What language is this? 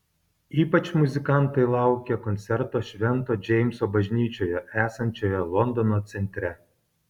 Lithuanian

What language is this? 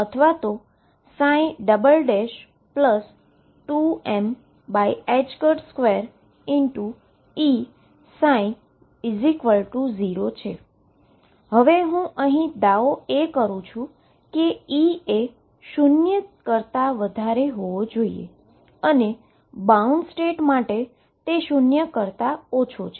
Gujarati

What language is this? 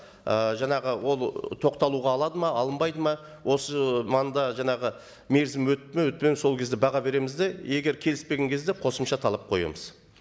Kazakh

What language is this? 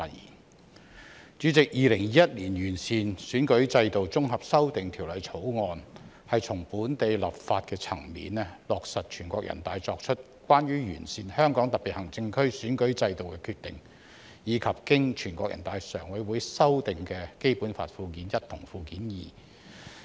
Cantonese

